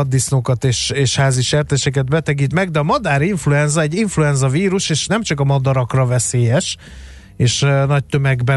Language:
Hungarian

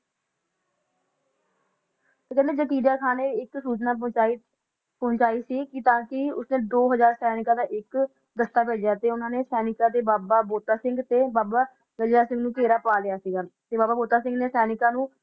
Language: Punjabi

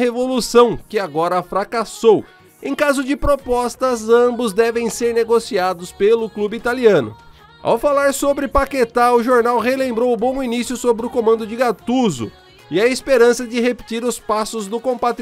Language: Portuguese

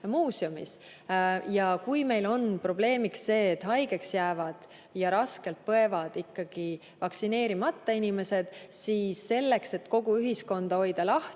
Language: Estonian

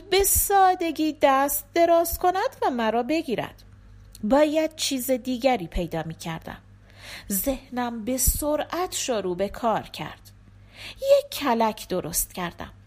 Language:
Persian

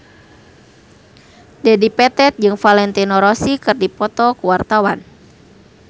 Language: Sundanese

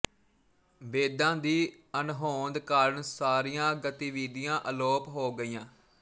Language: Punjabi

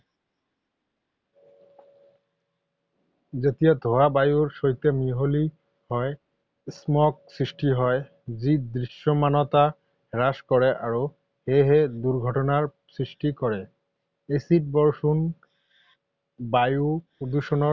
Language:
Assamese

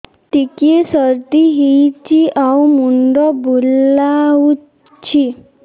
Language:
Odia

